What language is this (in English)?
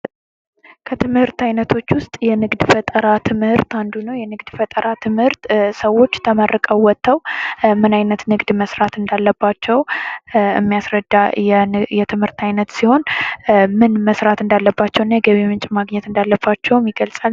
Amharic